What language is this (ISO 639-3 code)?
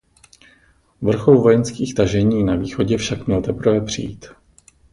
ces